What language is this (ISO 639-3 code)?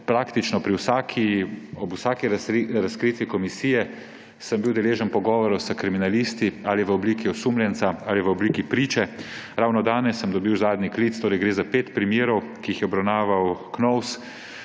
slv